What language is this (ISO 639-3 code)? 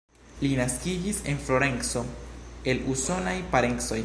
epo